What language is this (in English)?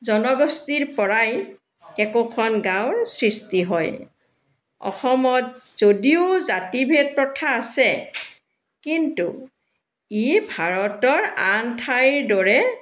Assamese